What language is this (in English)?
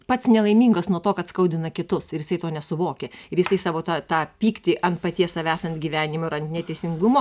Lithuanian